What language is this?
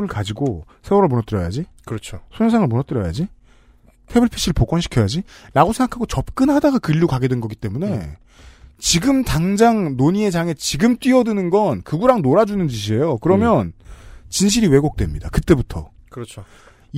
Korean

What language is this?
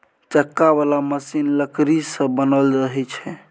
Maithili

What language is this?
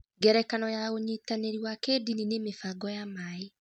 Kikuyu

